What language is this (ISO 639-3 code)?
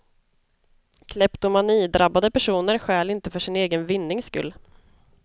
swe